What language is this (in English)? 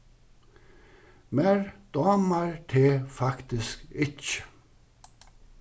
Faroese